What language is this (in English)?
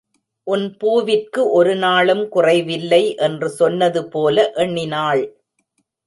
Tamil